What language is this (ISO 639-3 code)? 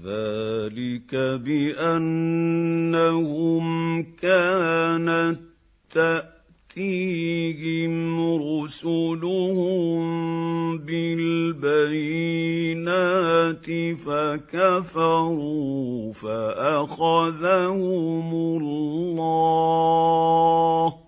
ara